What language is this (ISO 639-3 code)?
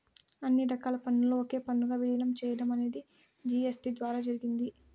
tel